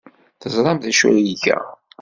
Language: Kabyle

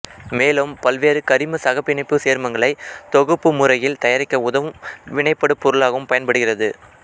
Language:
Tamil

